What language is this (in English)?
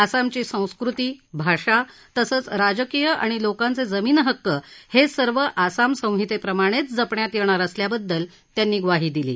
Marathi